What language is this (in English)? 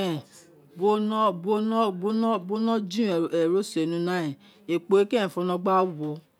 Isekiri